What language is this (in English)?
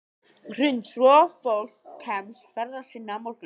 Icelandic